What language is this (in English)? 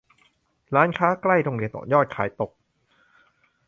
Thai